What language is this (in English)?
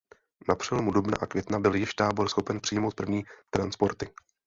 Czech